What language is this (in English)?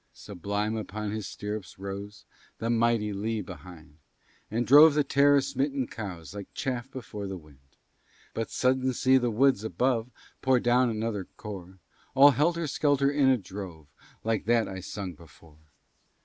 English